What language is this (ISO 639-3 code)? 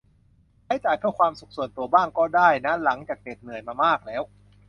tha